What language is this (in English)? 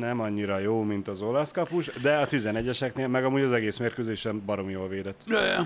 Hungarian